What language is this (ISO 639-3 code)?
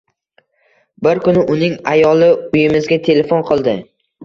uzb